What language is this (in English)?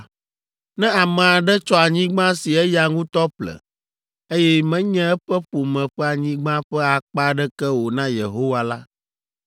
Ewe